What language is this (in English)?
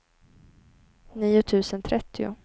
Swedish